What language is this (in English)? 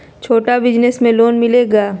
Magahi